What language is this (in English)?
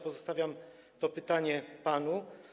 Polish